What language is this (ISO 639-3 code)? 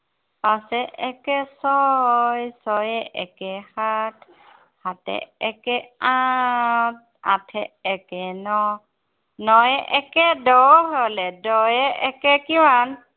asm